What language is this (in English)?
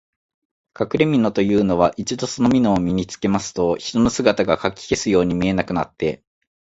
Japanese